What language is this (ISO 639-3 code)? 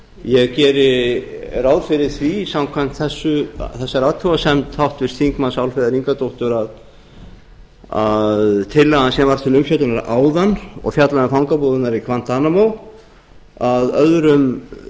isl